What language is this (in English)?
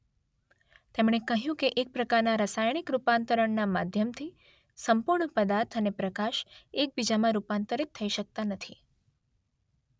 Gujarati